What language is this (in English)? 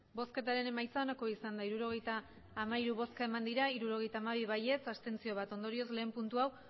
Basque